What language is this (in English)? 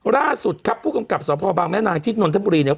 Thai